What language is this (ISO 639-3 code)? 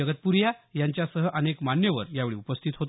mar